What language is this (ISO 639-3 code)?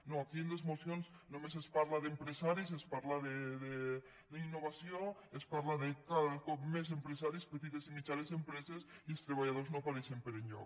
cat